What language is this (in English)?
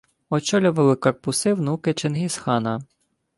Ukrainian